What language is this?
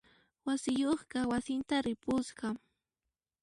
Puno Quechua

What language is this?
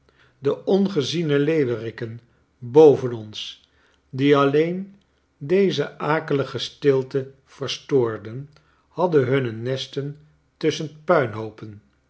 Dutch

